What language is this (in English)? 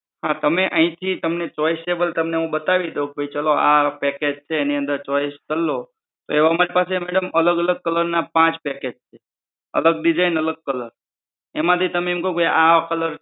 Gujarati